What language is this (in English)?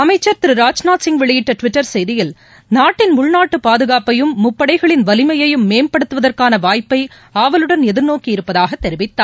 Tamil